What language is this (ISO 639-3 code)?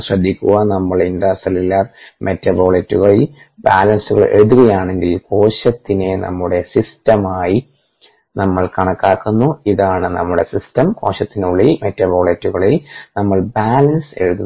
mal